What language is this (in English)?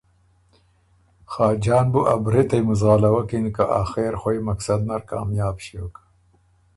Ormuri